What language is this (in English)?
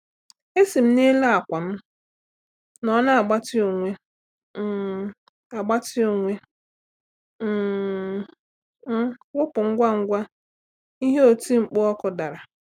Igbo